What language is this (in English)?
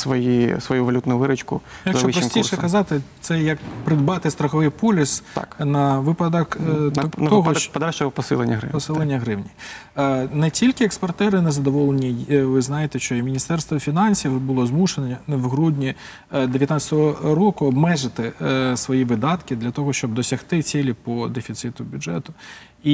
Ukrainian